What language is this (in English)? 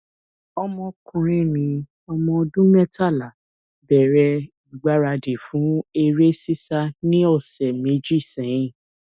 Yoruba